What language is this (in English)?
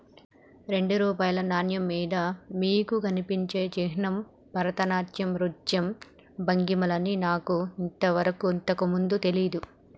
Telugu